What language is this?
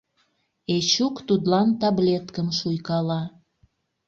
Mari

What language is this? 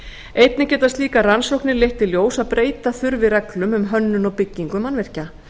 Icelandic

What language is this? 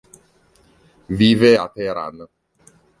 Italian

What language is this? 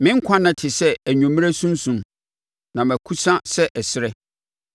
Akan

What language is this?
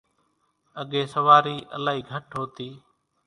Kachi Koli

